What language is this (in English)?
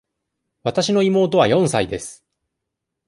Japanese